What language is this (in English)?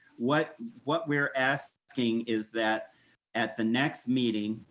English